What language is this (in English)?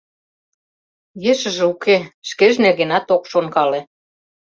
Mari